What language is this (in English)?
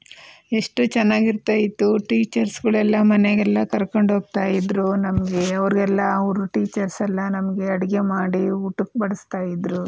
Kannada